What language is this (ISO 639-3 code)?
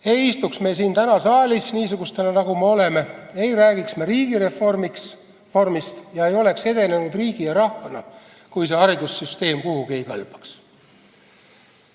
est